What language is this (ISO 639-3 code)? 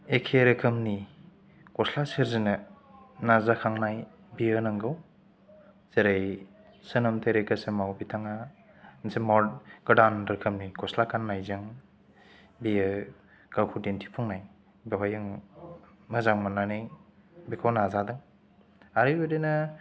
brx